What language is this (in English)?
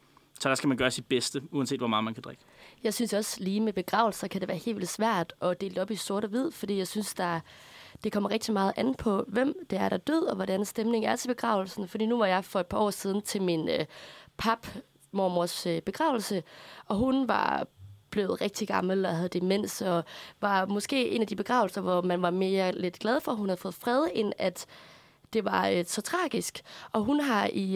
Danish